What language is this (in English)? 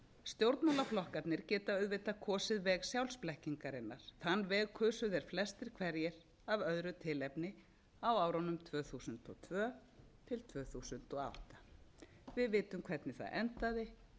Icelandic